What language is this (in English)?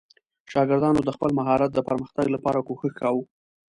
Pashto